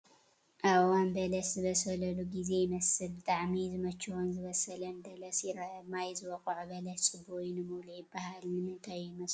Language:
Tigrinya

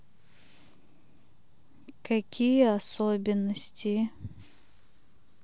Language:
Russian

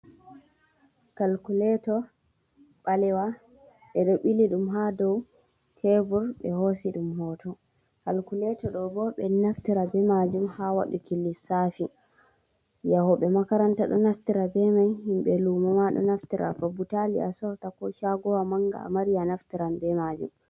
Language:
Fula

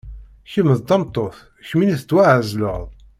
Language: Kabyle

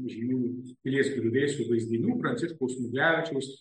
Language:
Lithuanian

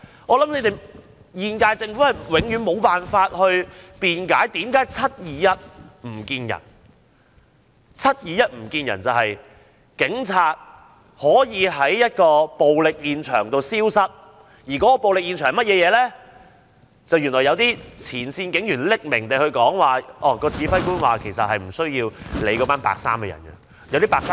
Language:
Cantonese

